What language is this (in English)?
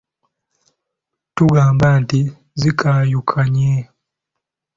Ganda